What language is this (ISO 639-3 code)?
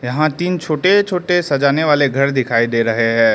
hin